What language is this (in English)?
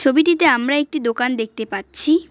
Bangla